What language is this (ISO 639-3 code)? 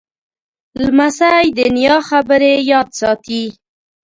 pus